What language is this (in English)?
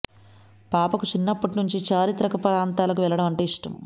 Telugu